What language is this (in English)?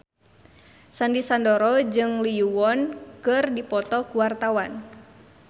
Sundanese